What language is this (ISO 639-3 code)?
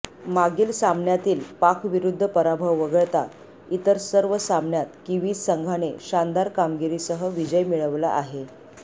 mar